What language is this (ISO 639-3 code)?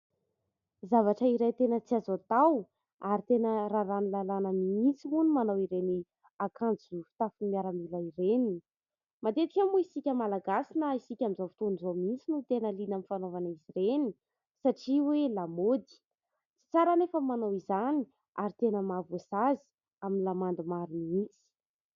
mlg